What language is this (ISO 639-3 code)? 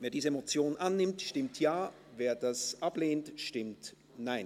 gsw